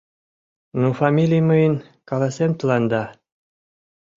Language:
Mari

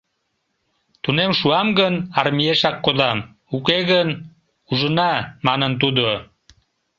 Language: Mari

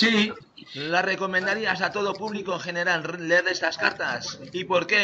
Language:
Spanish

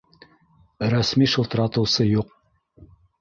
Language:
Bashkir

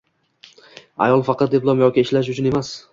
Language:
Uzbek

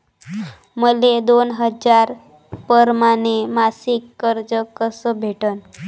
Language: Marathi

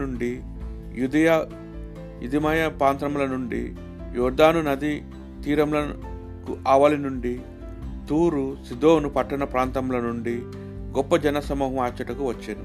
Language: Telugu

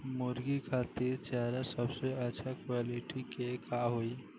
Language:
Bhojpuri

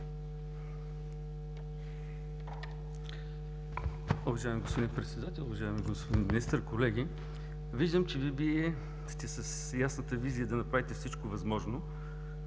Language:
Bulgarian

